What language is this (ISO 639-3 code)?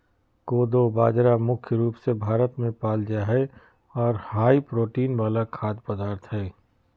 mag